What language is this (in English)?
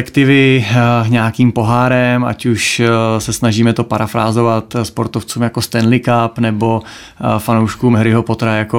Czech